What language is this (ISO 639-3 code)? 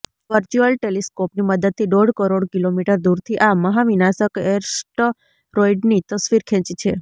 guj